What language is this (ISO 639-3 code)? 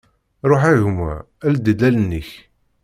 kab